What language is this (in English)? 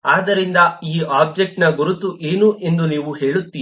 Kannada